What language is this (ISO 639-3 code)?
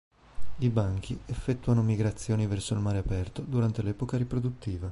ita